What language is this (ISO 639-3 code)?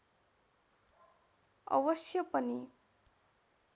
nep